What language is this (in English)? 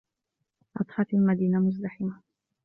Arabic